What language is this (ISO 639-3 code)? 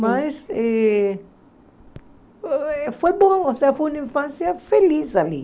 por